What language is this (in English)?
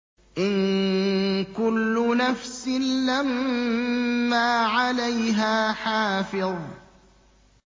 Arabic